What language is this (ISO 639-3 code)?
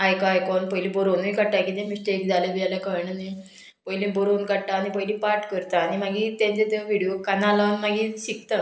kok